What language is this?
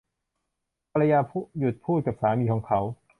Thai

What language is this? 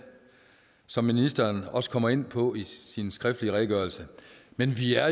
Danish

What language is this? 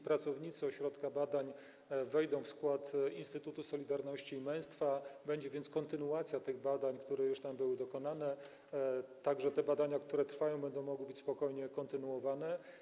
Polish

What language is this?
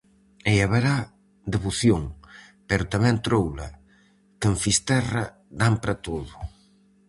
Galician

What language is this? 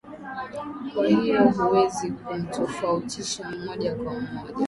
Swahili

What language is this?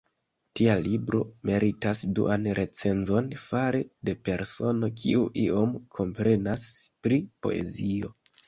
Esperanto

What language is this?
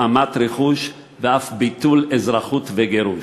Hebrew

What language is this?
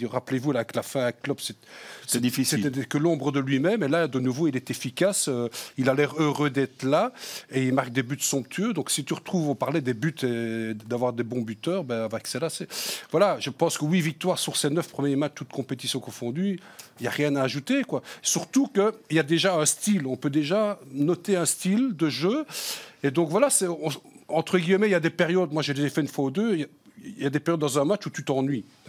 French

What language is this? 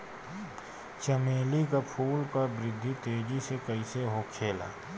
Bhojpuri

